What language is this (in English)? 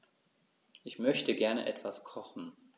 German